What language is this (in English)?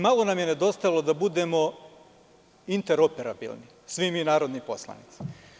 Serbian